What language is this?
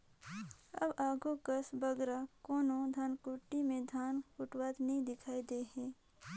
Chhattisgarhi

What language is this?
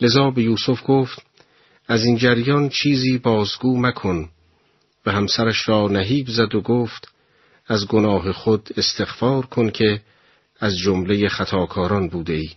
Persian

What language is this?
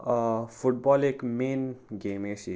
Konkani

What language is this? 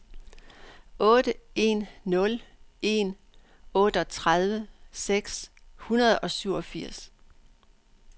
Danish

